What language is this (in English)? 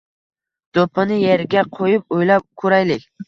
Uzbek